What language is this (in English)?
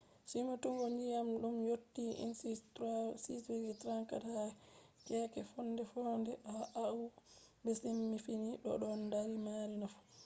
Fula